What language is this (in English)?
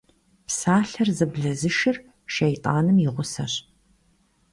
Kabardian